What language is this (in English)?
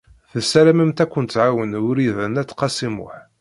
Kabyle